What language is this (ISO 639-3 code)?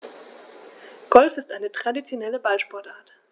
deu